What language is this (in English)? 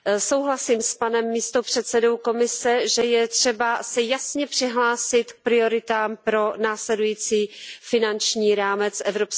Czech